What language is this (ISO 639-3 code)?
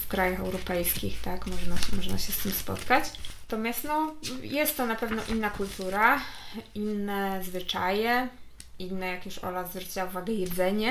pol